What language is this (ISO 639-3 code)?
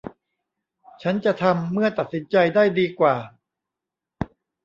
tha